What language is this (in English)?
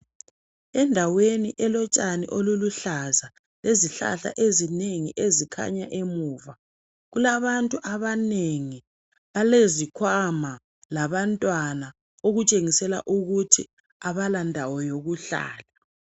North Ndebele